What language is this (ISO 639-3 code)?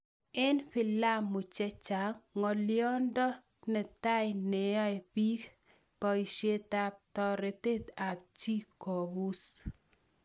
kln